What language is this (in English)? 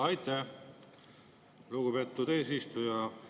Estonian